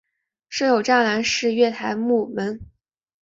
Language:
Chinese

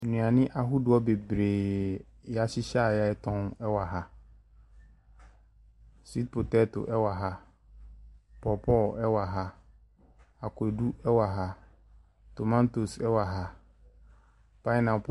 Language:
Akan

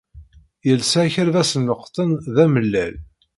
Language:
Kabyle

